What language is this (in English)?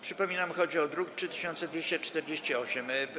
Polish